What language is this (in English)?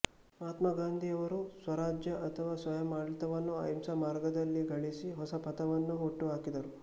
Kannada